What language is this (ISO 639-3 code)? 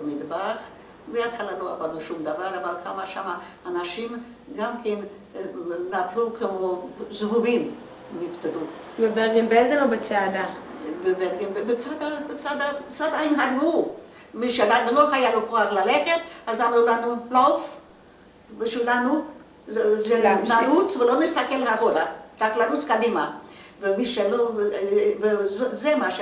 heb